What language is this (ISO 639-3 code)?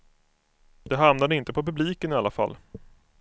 swe